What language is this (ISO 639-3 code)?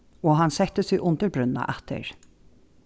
fao